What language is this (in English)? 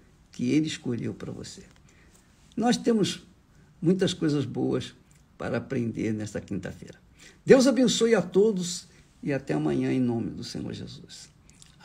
Portuguese